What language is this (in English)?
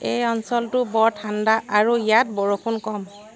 Assamese